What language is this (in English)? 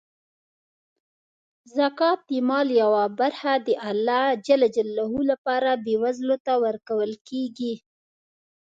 Pashto